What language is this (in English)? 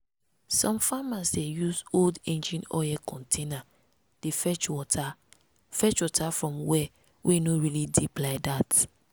Nigerian Pidgin